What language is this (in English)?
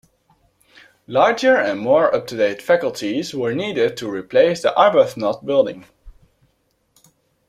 English